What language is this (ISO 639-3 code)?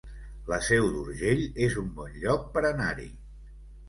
cat